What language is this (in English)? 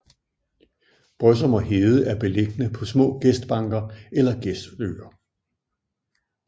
Danish